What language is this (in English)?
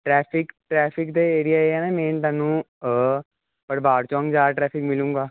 Punjabi